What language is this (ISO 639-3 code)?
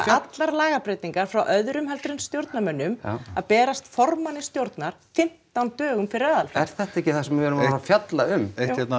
isl